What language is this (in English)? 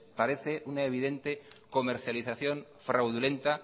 Spanish